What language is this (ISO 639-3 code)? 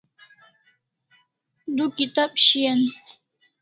kls